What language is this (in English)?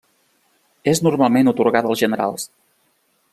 Catalan